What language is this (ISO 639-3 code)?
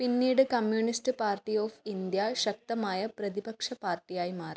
mal